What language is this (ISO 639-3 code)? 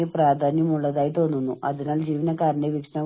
mal